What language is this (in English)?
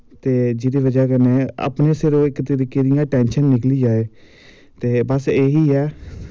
Dogri